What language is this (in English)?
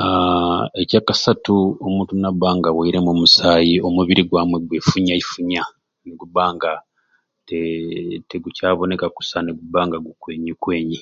Ruuli